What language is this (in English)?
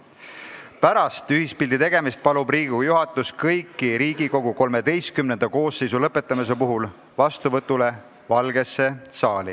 Estonian